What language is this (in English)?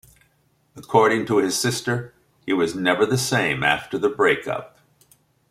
English